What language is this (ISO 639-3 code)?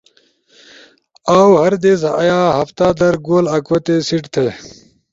ush